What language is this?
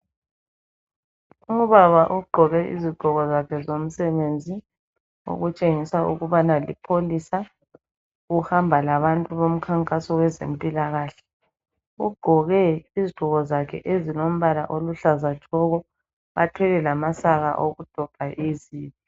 North Ndebele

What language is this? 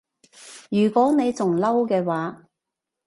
Cantonese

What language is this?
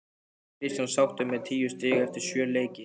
Icelandic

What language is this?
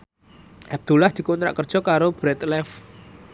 Javanese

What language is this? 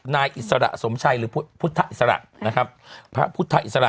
Thai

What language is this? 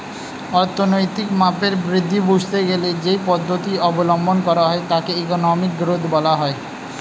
Bangla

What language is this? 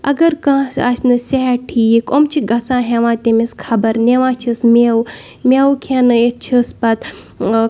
Kashmiri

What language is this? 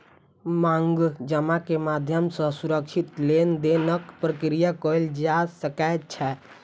Maithili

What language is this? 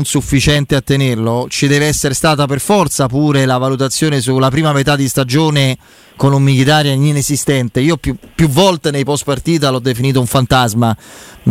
Italian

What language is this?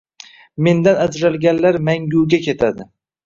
Uzbek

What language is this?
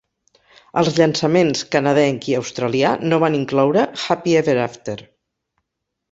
Catalan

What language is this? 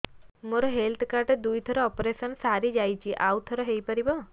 Odia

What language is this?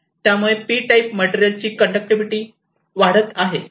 Marathi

